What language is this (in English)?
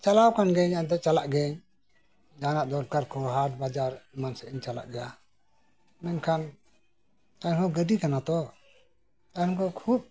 Santali